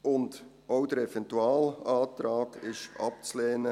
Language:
Swiss German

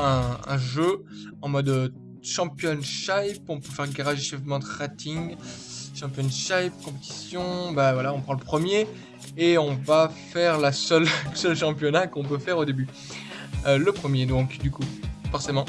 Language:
French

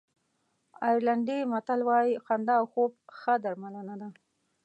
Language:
Pashto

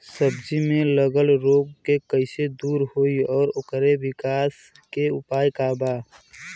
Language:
Bhojpuri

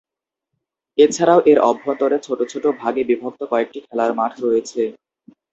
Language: Bangla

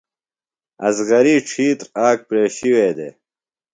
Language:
Phalura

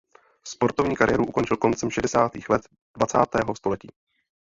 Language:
Czech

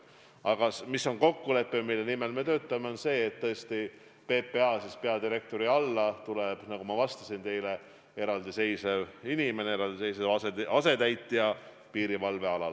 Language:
Estonian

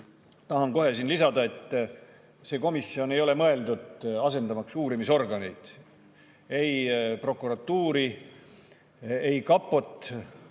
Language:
Estonian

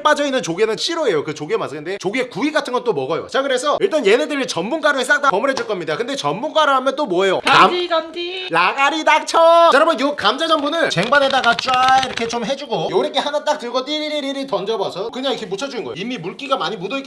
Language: Korean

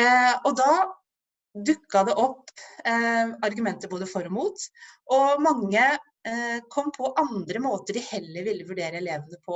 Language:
Norwegian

